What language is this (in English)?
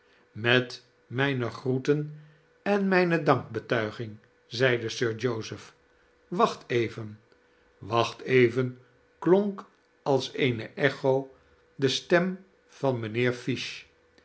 Dutch